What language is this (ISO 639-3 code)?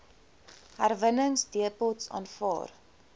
afr